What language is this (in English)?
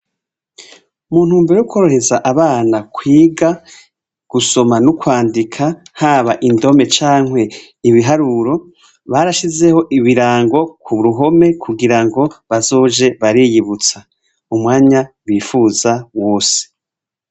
Rundi